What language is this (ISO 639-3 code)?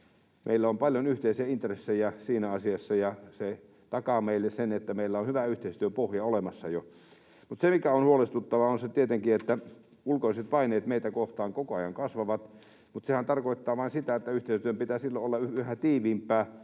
fin